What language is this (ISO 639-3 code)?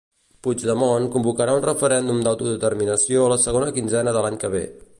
cat